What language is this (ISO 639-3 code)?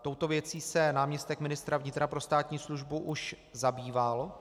ces